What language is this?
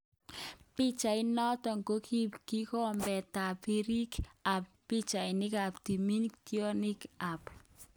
Kalenjin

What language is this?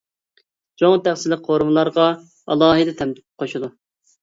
Uyghur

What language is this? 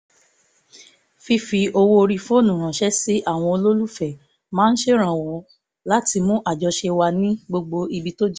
Yoruba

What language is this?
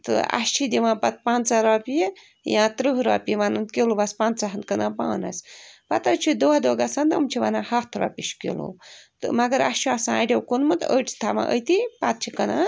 Kashmiri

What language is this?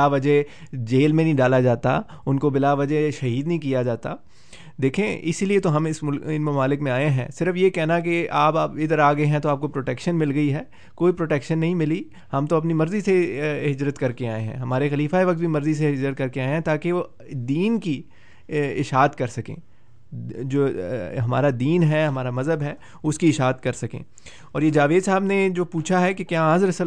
Urdu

